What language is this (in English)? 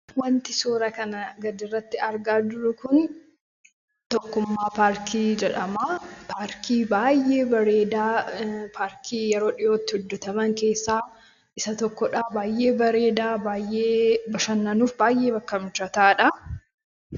Oromo